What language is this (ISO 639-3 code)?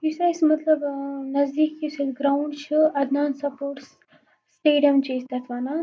kas